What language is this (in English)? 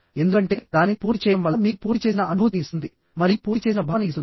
Telugu